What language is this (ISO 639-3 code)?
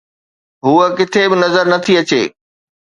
snd